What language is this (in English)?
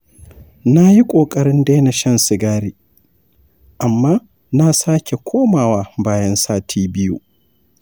Hausa